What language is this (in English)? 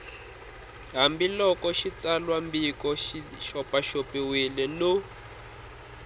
Tsonga